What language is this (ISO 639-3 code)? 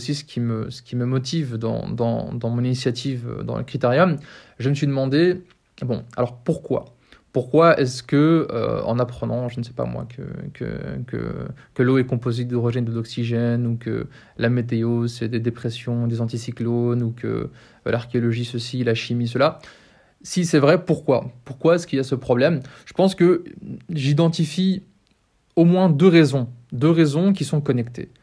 fra